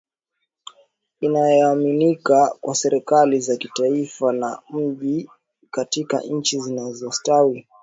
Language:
Swahili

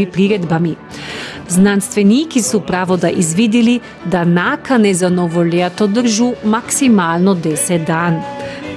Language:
Croatian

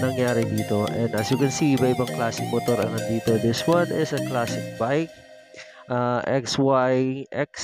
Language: Filipino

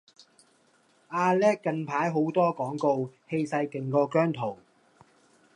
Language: Cantonese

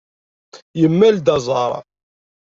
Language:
Kabyle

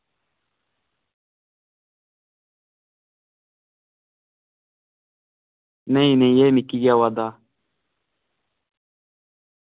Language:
Dogri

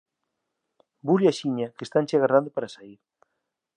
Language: Galician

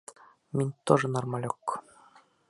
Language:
Bashkir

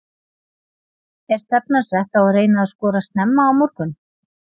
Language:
Icelandic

